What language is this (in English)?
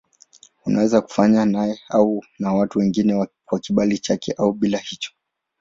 Swahili